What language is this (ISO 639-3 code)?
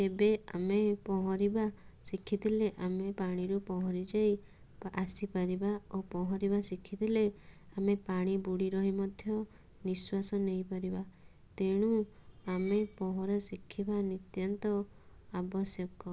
ori